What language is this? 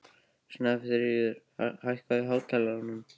Icelandic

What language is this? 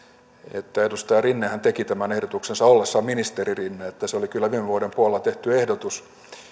Finnish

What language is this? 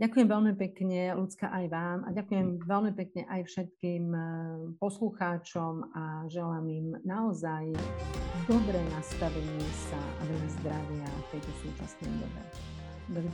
Slovak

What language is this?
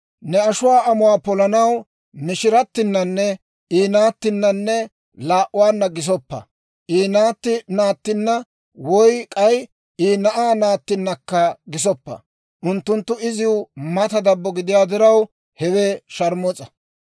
Dawro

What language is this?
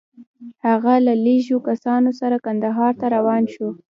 Pashto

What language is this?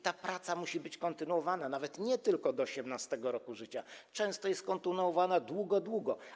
Polish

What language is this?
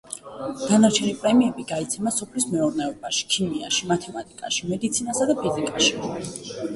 Georgian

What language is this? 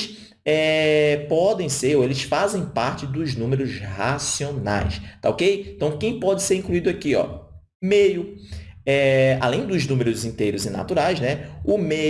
Portuguese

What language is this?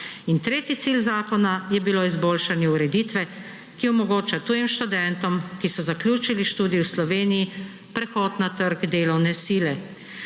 Slovenian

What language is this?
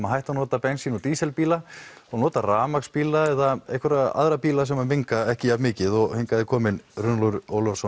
Icelandic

